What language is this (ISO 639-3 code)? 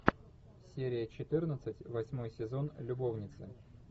rus